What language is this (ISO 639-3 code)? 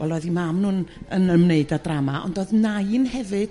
cym